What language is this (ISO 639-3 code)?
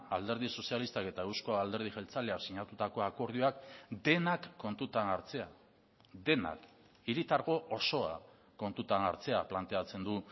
eus